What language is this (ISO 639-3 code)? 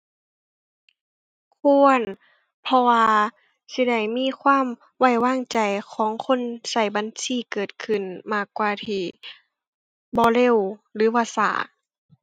tha